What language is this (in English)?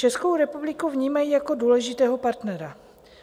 Czech